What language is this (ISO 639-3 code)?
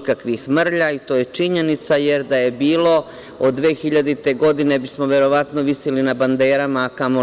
srp